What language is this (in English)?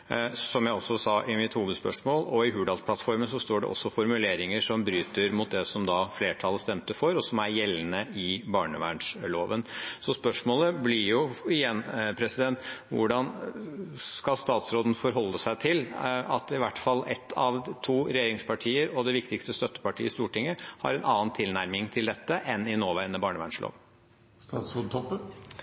Norwegian Bokmål